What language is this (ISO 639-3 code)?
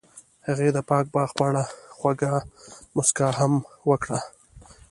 pus